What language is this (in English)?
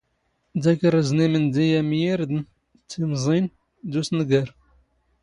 Standard Moroccan Tamazight